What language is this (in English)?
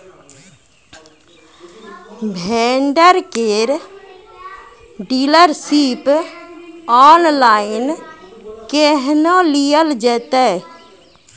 Maithili